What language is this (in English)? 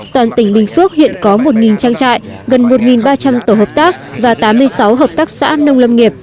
Vietnamese